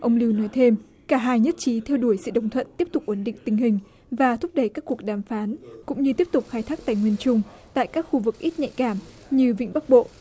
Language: Vietnamese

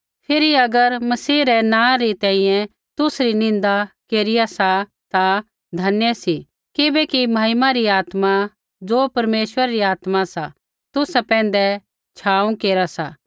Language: Kullu Pahari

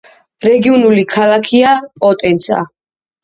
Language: Georgian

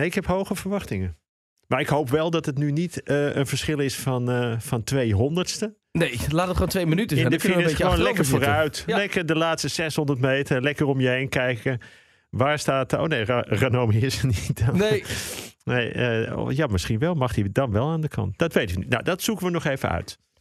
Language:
Dutch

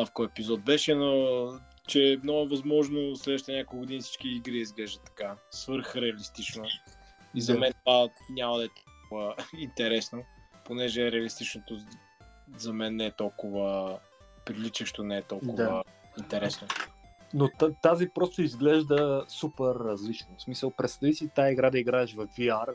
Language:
Bulgarian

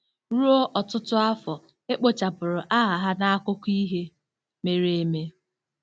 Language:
Igbo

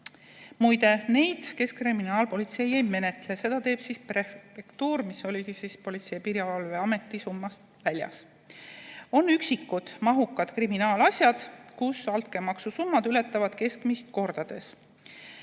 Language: Estonian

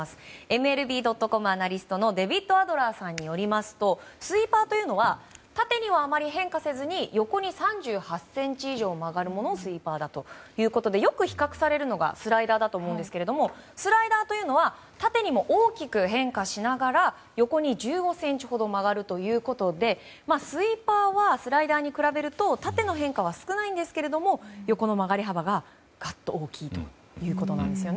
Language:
Japanese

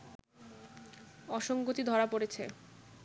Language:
Bangla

